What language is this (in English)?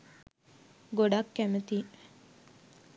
Sinhala